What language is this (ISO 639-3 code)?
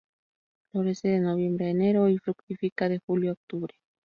spa